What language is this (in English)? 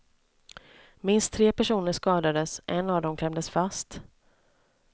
Swedish